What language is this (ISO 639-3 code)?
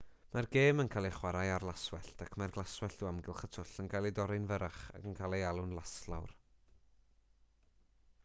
cym